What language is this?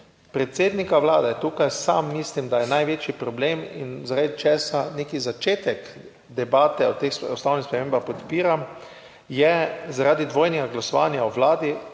Slovenian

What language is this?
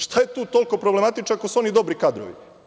Serbian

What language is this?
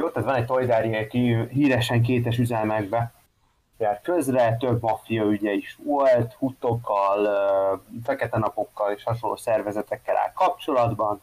Hungarian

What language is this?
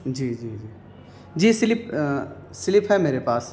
Urdu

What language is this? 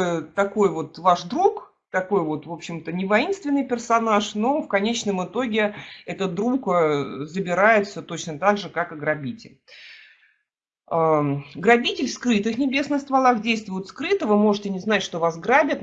Russian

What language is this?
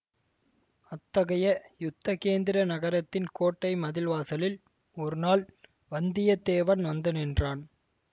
Tamil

